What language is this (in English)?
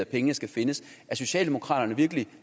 Danish